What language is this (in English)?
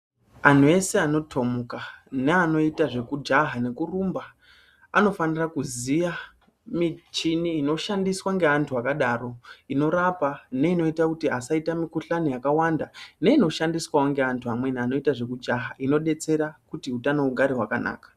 Ndau